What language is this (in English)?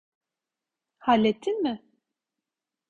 Turkish